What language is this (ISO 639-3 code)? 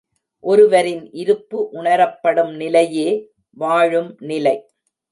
tam